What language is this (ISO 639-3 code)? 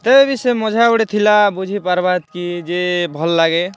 ori